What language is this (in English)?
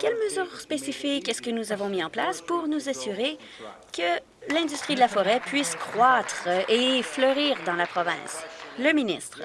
French